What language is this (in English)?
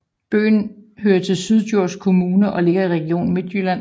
Danish